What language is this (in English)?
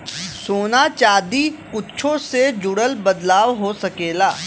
Bhojpuri